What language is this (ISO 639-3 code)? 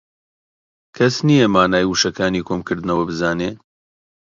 ckb